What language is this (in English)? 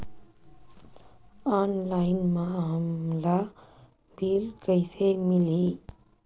Chhattisgarhi